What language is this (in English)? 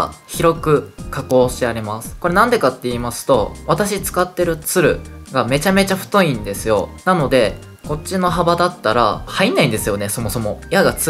Japanese